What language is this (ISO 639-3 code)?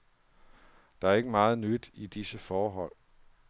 dan